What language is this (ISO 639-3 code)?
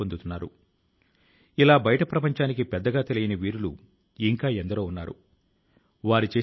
tel